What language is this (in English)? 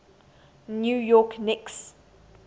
English